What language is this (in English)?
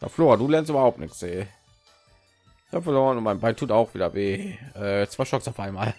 German